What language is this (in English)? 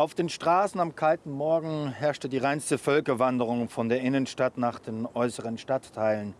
German